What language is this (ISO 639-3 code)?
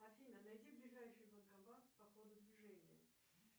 rus